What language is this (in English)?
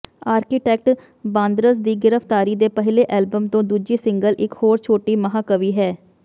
Punjabi